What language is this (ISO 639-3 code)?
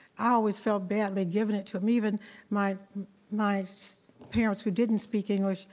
eng